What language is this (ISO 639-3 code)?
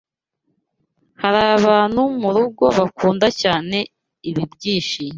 kin